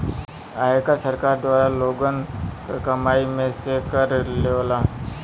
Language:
Bhojpuri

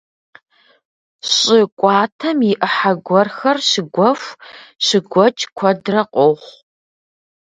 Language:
Kabardian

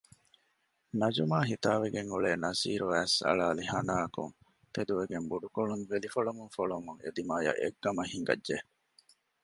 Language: Divehi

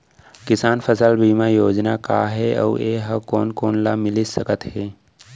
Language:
Chhattisgarhi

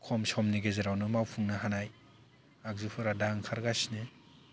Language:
Bodo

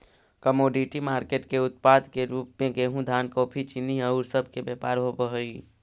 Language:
Magahi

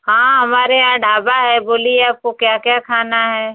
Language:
Hindi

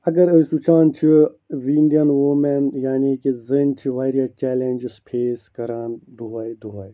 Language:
Kashmiri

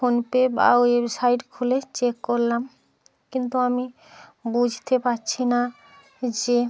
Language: Bangla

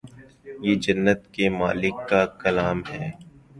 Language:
Urdu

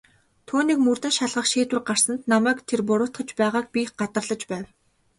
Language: Mongolian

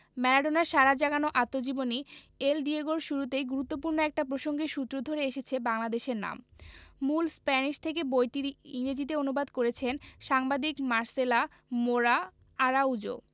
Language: Bangla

